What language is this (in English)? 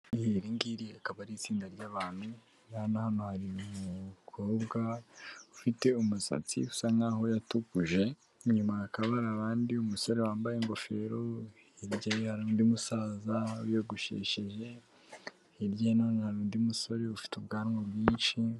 Kinyarwanda